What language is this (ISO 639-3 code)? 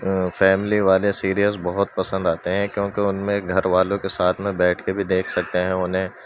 urd